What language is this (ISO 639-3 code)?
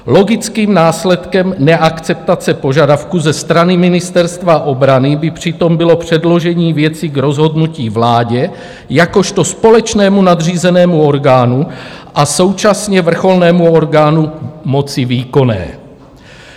ces